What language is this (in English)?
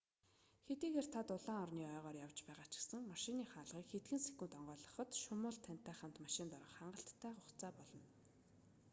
Mongolian